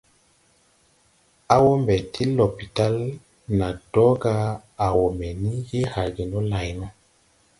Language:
Tupuri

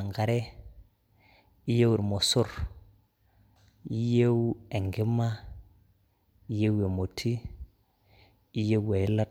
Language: Masai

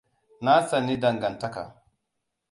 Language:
Hausa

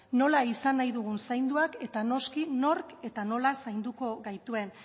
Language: Basque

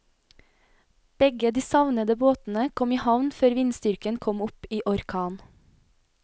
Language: Norwegian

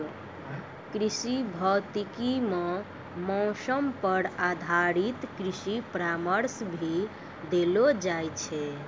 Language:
Maithili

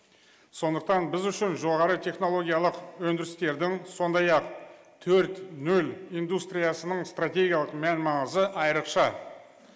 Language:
Kazakh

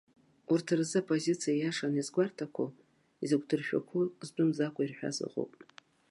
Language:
Abkhazian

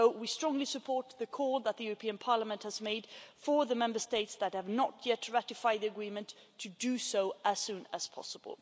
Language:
English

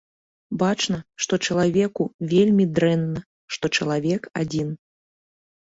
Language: Belarusian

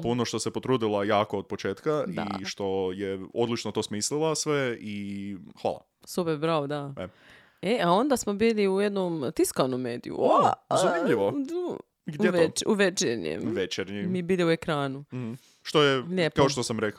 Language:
Croatian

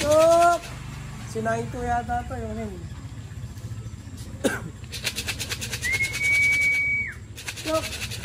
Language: Filipino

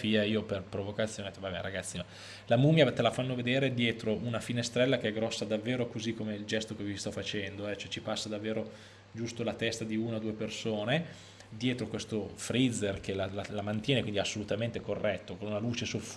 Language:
Italian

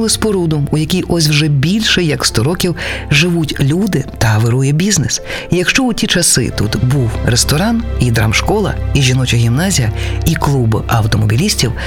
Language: Ukrainian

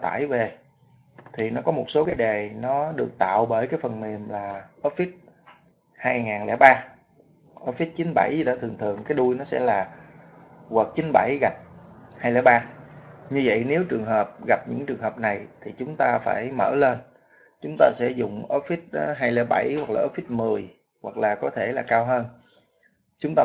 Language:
Vietnamese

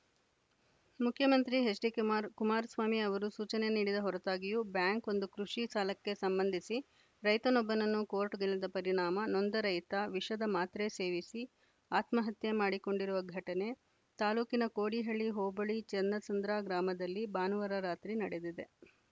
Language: Kannada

